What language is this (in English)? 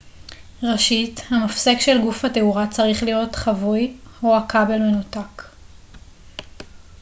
Hebrew